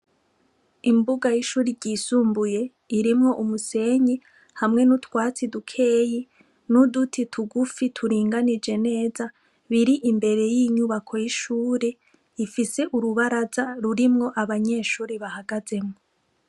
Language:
Rundi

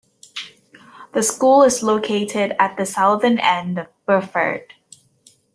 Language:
English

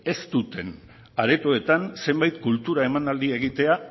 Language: Basque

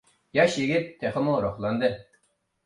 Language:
Uyghur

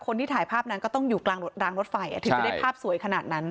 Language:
Thai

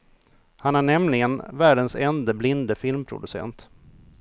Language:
Swedish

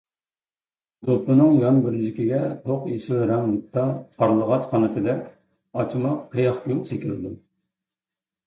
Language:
Uyghur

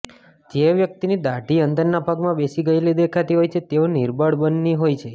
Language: Gujarati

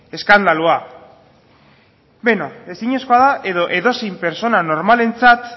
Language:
Basque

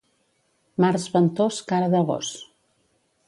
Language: Catalan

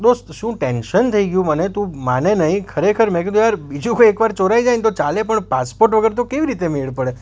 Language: Gujarati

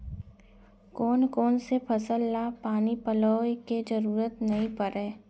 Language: Chhattisgarhi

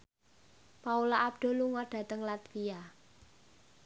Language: Javanese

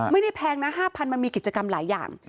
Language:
Thai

